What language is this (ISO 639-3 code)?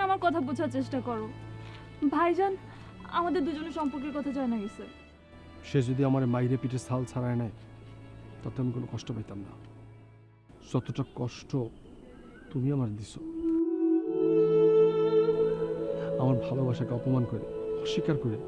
ben